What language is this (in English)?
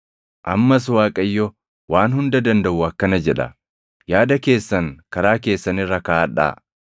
Oromo